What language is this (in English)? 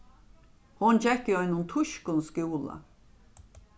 Faroese